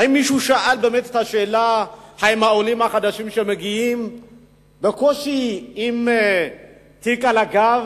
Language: Hebrew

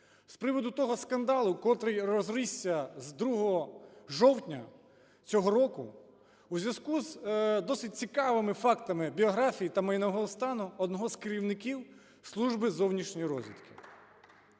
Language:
Ukrainian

